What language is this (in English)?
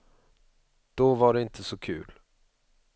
Swedish